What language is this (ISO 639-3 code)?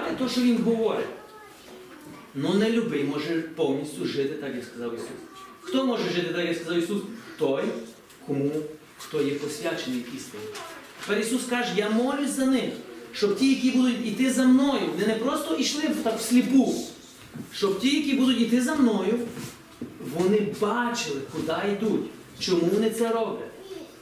ukr